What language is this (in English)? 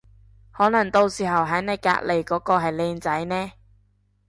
Cantonese